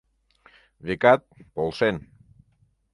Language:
Mari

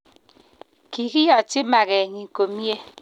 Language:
Kalenjin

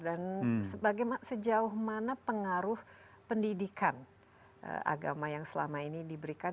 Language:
Indonesian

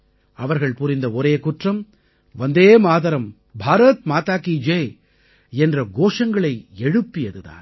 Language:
Tamil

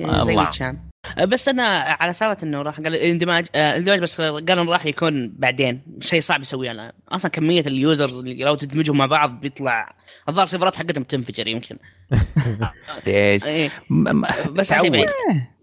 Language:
Arabic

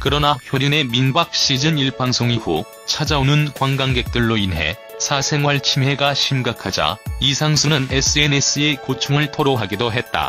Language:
Korean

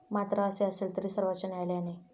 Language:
Marathi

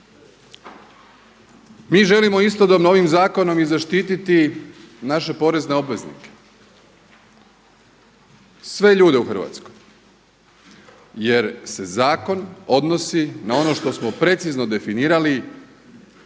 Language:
Croatian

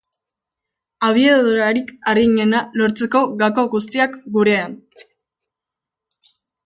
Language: Basque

